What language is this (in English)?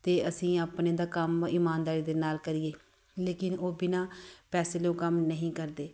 Punjabi